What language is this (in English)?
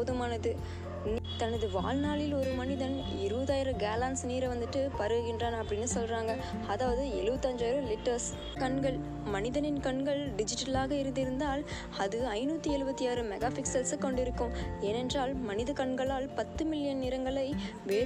Tamil